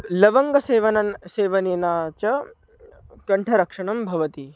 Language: Sanskrit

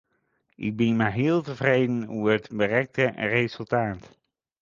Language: Western Frisian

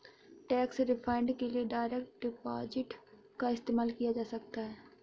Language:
Hindi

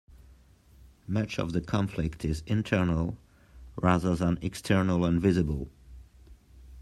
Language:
English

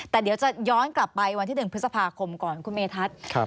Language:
Thai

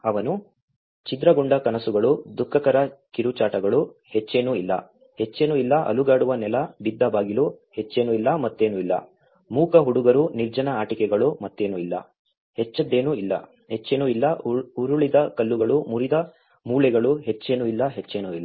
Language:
Kannada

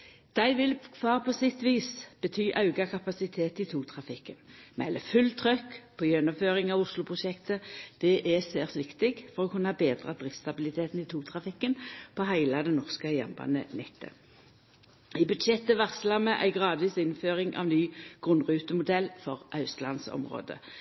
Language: Norwegian Nynorsk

